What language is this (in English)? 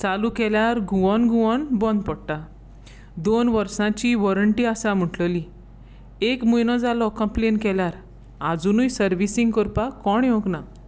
Konkani